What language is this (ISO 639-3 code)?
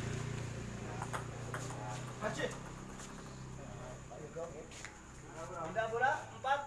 ind